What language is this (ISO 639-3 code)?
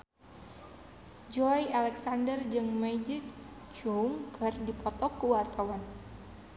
sun